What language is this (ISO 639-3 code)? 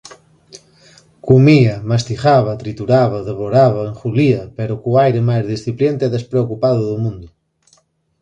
glg